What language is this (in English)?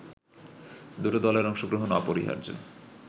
Bangla